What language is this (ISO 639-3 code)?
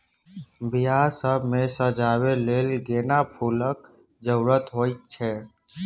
mai